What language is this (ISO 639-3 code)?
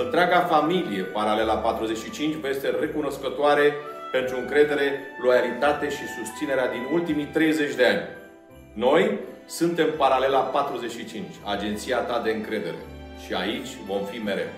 ron